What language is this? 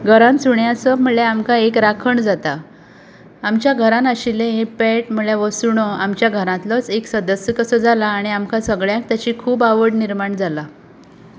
Konkani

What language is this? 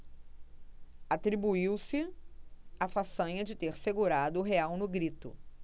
Portuguese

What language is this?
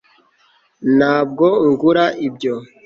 Kinyarwanda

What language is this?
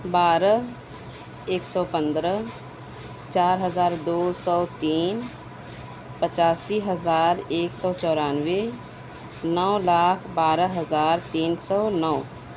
Urdu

